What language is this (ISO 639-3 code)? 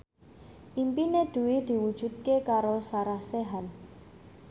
jav